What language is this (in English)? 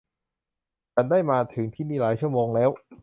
Thai